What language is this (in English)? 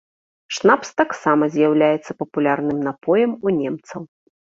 Belarusian